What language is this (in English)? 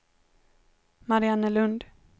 Swedish